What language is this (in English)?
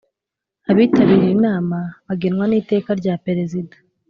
Kinyarwanda